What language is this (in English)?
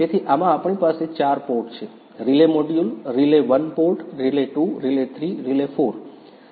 Gujarati